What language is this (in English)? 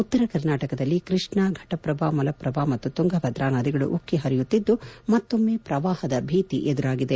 Kannada